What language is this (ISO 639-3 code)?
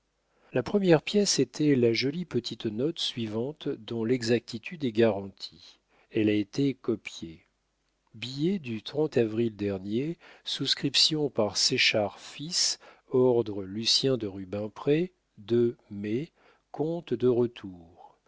fra